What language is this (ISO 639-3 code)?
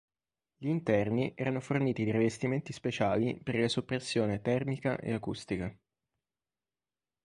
ita